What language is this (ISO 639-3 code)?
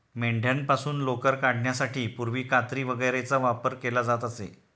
mar